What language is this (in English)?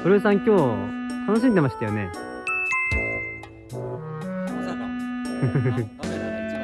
Japanese